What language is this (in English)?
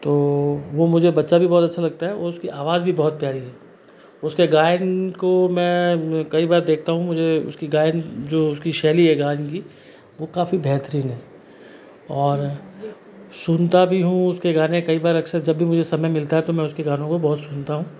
Hindi